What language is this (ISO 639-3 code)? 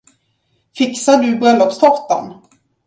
swe